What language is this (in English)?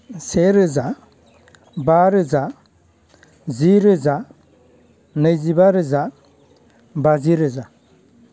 Bodo